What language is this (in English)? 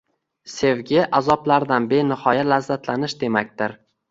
Uzbek